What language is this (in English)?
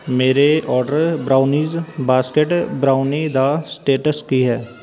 Punjabi